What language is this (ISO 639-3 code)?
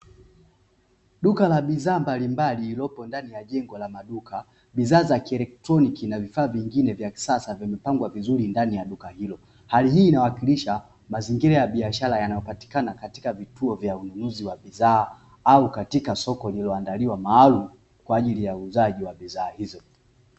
swa